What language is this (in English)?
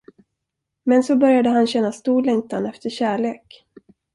Swedish